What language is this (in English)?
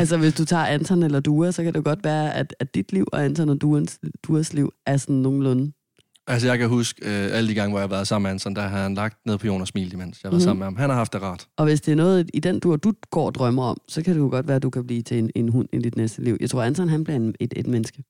Danish